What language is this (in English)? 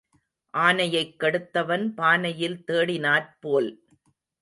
Tamil